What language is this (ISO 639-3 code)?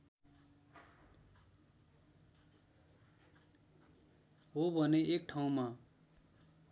nep